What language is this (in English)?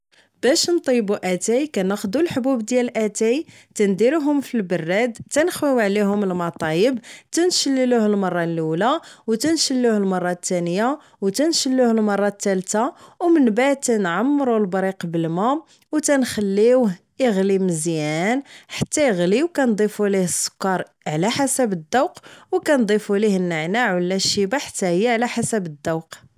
Moroccan Arabic